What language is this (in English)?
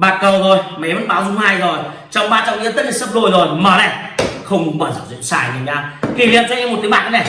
Vietnamese